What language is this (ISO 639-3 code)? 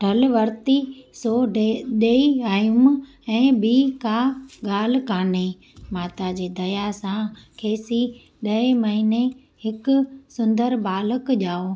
snd